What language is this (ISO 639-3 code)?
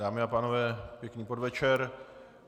ces